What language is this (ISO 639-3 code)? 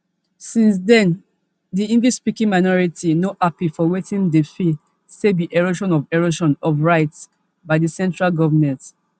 pcm